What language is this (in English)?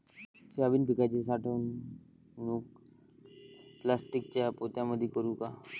Marathi